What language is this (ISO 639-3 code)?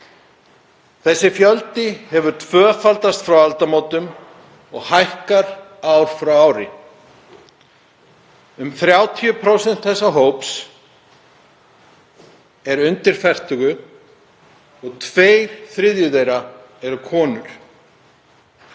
isl